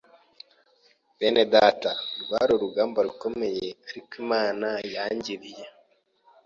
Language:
Kinyarwanda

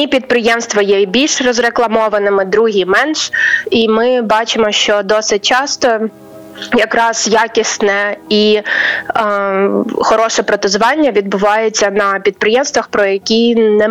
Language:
Ukrainian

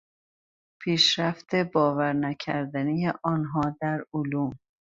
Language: Persian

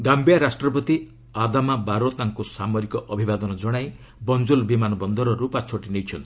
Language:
Odia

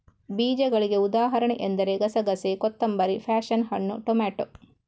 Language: Kannada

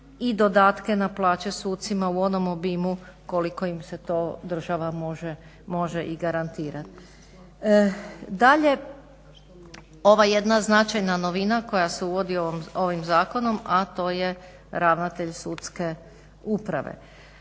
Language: Croatian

